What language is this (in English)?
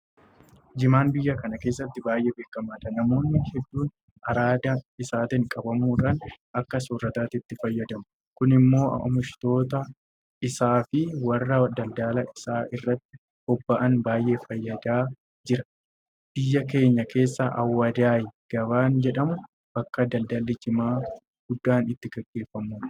Oromo